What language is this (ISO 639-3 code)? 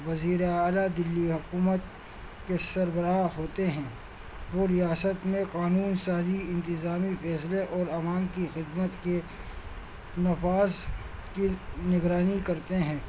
urd